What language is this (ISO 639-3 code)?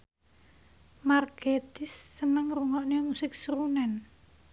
jav